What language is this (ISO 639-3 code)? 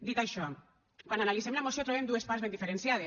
cat